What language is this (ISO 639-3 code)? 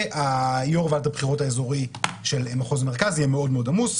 heb